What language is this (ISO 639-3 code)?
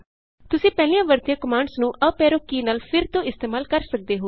pan